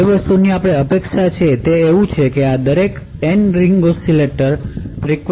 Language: Gujarati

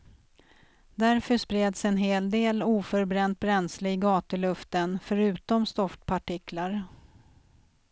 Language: Swedish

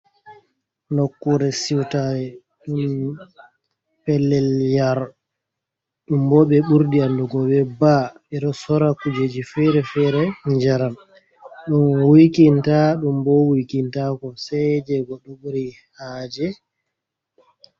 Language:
Fula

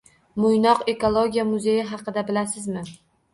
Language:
Uzbek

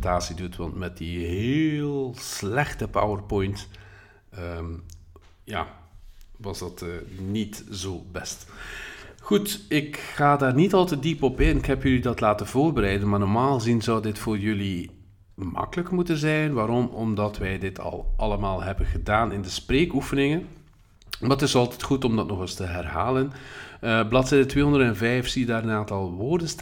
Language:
Dutch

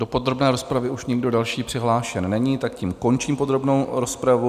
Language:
Czech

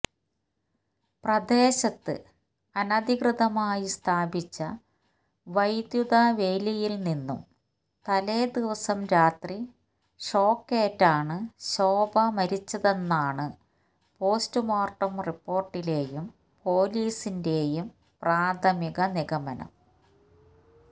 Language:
Malayalam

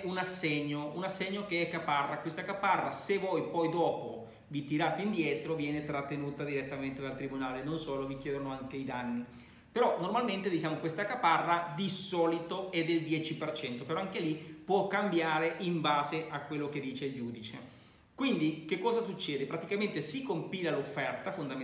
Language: Italian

